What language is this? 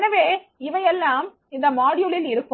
Tamil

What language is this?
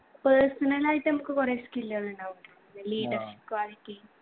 Malayalam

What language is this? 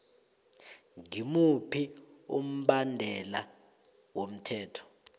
South Ndebele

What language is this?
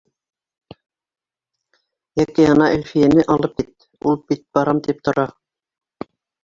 Bashkir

